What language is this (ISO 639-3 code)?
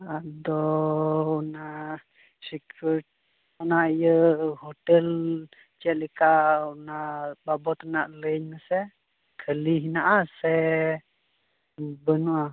sat